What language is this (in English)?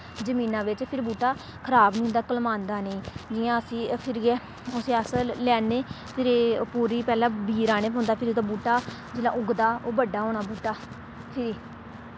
Dogri